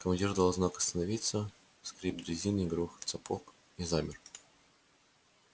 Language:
Russian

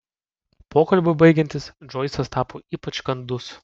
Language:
Lithuanian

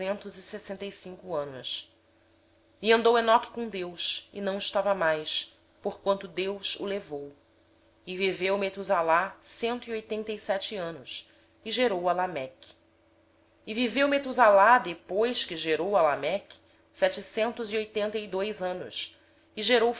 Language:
Portuguese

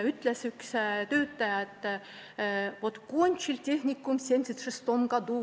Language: Estonian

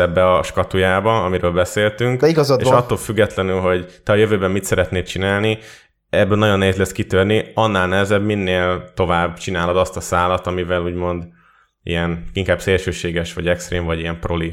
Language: Hungarian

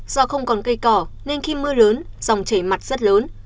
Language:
Vietnamese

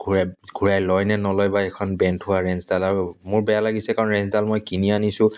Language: Assamese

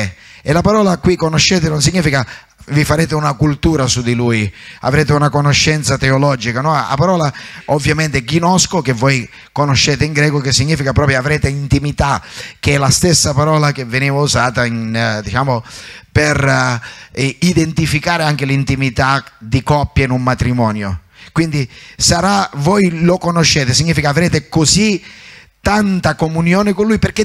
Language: Italian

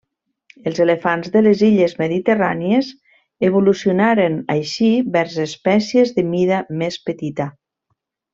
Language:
Catalan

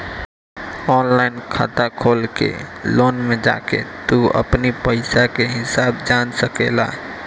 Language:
Bhojpuri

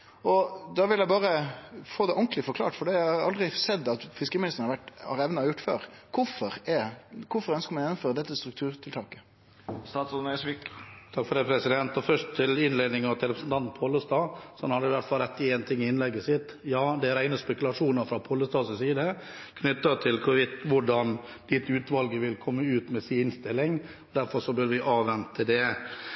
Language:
Norwegian Nynorsk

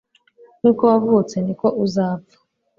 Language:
Kinyarwanda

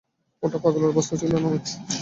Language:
Bangla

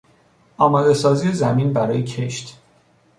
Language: Persian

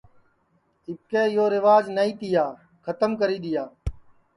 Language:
Sansi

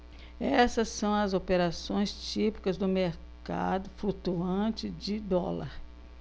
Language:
Portuguese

